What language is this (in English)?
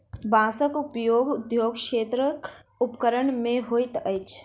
Maithili